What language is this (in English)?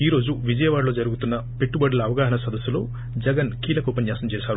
Telugu